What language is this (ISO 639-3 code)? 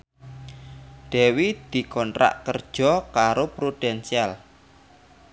jav